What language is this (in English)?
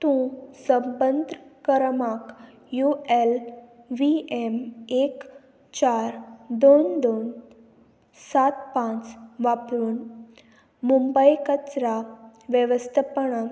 Konkani